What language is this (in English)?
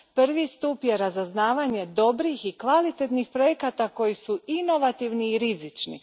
Croatian